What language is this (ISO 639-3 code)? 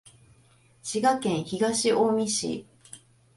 jpn